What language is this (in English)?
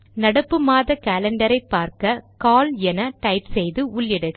Tamil